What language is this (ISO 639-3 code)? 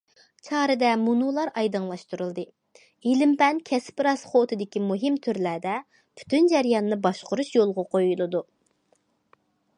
uig